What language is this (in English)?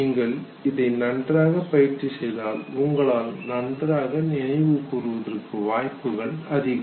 Tamil